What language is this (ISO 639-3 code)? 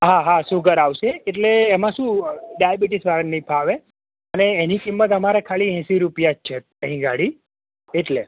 guj